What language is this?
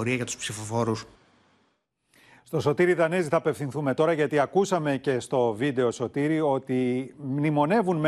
Greek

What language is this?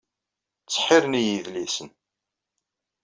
Kabyle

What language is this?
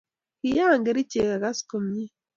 Kalenjin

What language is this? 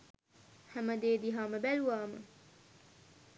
Sinhala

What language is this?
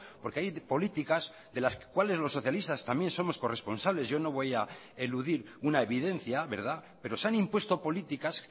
Spanish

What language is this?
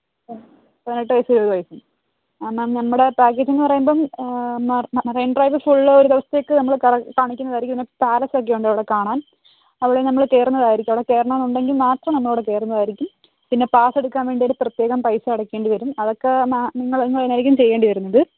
Malayalam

